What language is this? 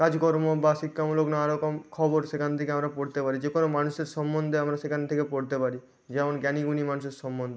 Bangla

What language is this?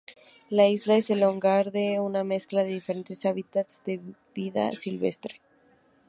Spanish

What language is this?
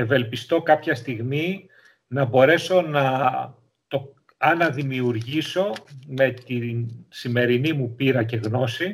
Greek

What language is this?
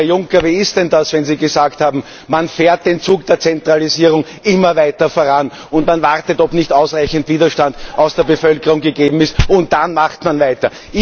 German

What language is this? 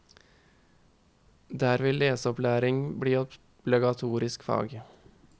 Norwegian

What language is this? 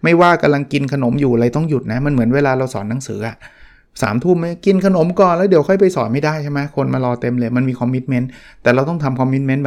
Thai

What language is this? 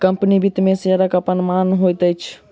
Maithili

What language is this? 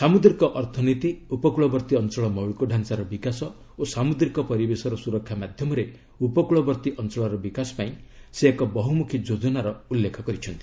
Odia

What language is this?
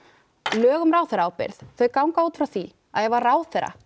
Icelandic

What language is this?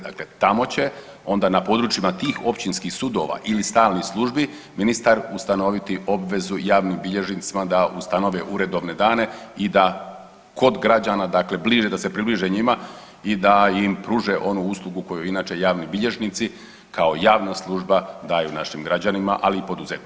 Croatian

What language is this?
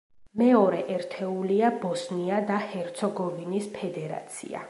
Georgian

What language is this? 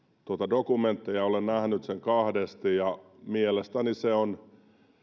Finnish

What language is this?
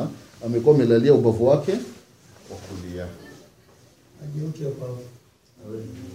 Swahili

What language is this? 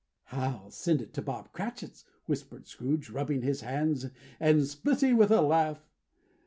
English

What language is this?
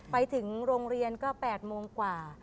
Thai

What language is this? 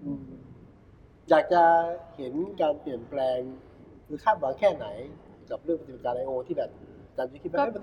Thai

